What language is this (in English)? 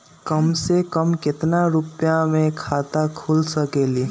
Magahi